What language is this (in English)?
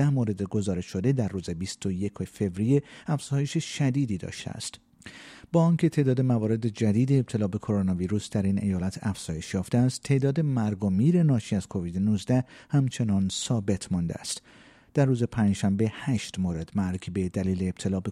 Persian